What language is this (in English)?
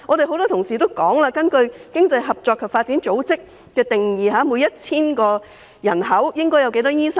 Cantonese